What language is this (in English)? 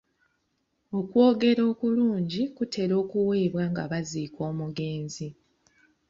Ganda